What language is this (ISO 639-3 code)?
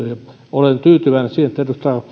fin